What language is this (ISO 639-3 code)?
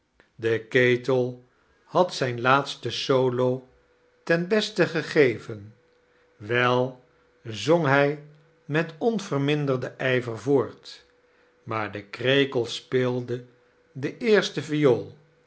nld